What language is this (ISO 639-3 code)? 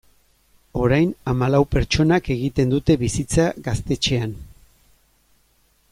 eus